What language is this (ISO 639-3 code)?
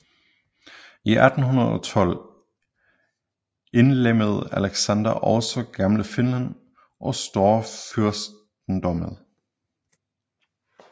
dan